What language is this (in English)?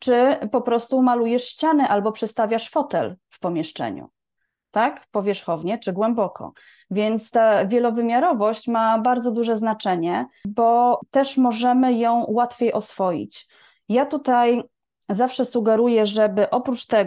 Polish